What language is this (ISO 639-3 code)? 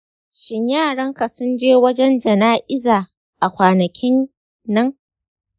hau